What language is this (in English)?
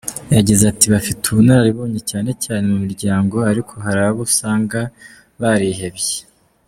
Kinyarwanda